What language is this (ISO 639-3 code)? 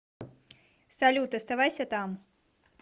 rus